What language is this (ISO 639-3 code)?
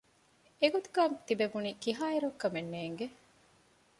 div